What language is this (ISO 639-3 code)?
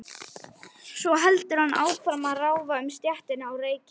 isl